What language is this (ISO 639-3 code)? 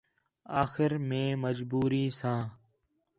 xhe